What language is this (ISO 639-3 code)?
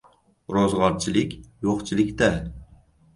uzb